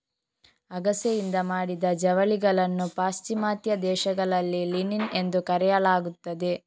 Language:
Kannada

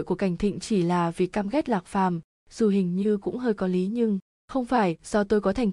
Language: Vietnamese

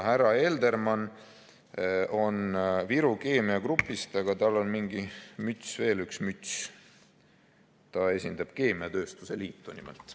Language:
Estonian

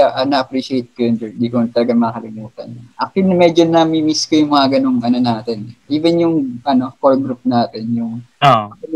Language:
Filipino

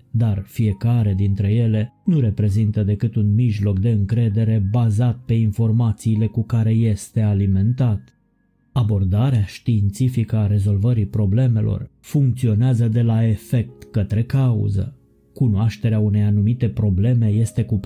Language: Romanian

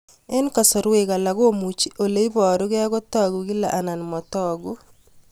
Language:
Kalenjin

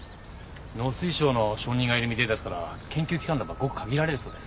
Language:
Japanese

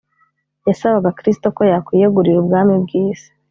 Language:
Kinyarwanda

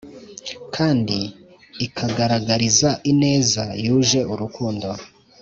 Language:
Kinyarwanda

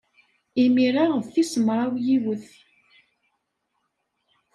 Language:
Kabyle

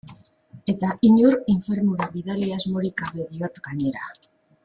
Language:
Basque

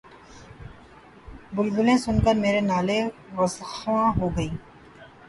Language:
Urdu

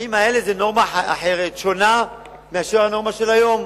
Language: Hebrew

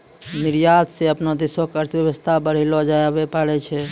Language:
Maithili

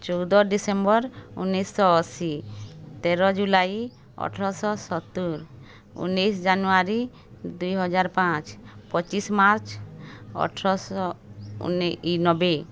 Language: Odia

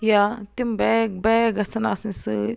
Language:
Kashmiri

